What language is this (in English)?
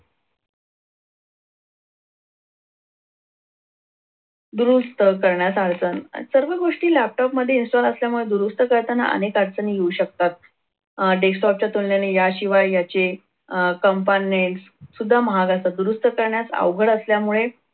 Marathi